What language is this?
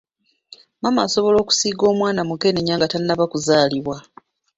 Ganda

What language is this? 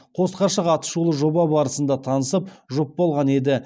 Kazakh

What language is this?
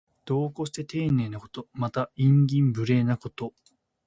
Japanese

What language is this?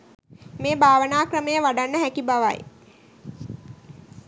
Sinhala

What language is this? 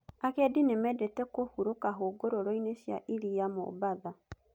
Kikuyu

